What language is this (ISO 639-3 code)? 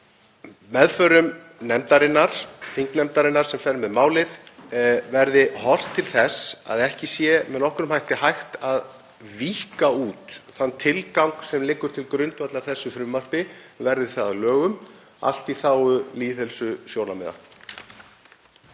isl